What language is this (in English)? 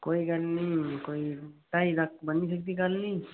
Dogri